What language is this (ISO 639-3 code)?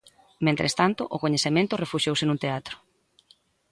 glg